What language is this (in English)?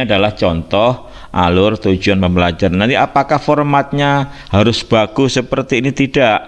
Indonesian